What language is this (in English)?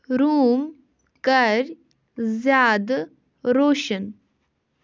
Kashmiri